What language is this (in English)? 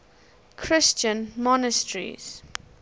English